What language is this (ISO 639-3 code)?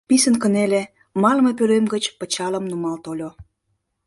chm